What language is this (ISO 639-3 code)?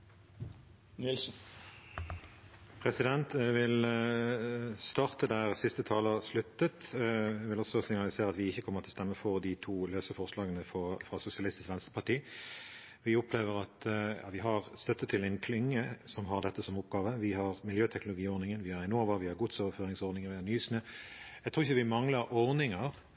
nob